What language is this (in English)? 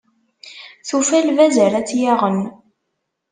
Kabyle